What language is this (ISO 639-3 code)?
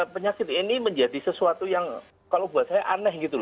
ind